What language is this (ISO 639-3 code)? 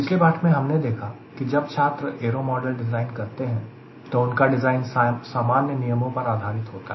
hin